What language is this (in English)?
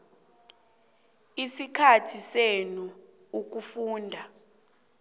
South Ndebele